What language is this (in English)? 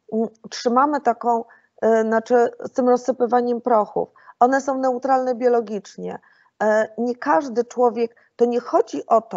Polish